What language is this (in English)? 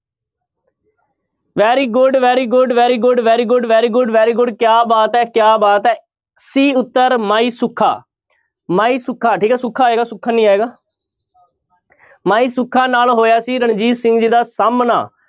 Punjabi